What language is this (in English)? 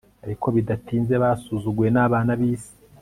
Kinyarwanda